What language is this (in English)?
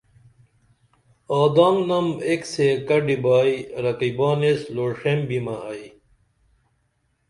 Dameli